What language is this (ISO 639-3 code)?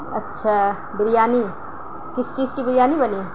urd